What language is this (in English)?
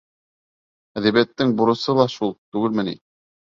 Bashkir